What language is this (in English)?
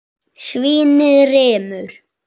Icelandic